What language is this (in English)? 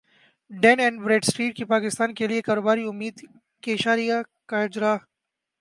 Urdu